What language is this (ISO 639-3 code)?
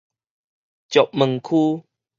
nan